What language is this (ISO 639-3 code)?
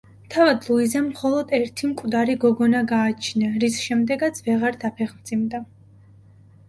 kat